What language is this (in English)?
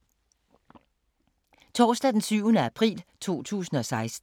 Danish